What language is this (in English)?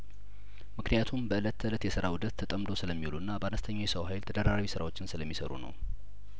Amharic